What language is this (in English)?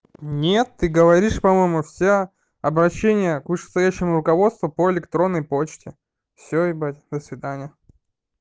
Russian